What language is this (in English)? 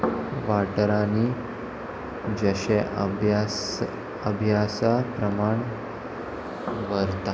Konkani